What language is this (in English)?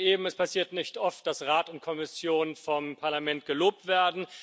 German